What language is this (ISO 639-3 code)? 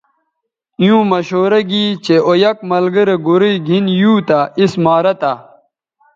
btv